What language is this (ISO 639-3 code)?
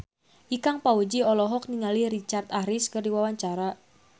sun